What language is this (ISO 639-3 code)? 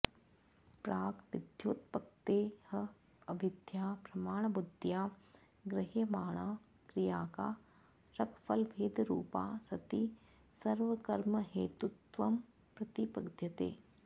san